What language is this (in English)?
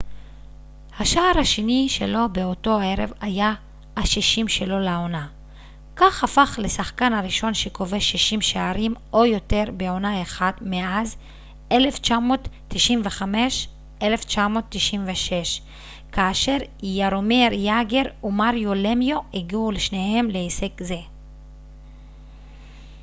Hebrew